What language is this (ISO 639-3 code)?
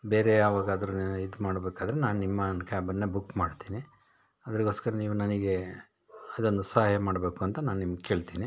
kan